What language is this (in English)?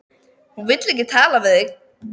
Icelandic